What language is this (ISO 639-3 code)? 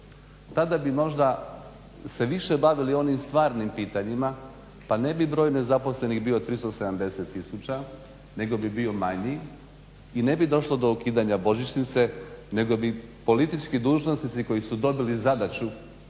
hrv